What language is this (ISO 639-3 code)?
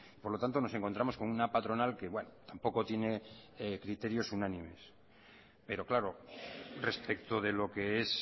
spa